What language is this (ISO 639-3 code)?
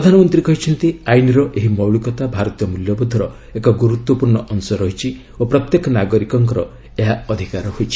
ori